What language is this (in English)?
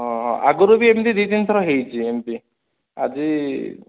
Odia